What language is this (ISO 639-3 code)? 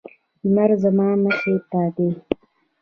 pus